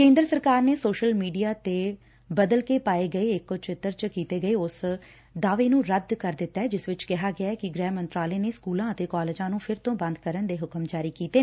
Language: Punjabi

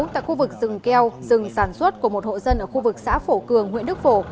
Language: Vietnamese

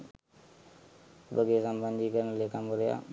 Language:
Sinhala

